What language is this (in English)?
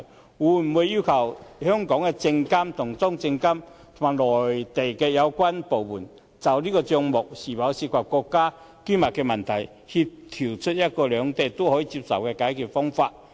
Cantonese